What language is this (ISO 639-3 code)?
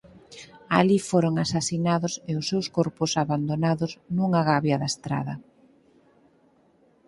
glg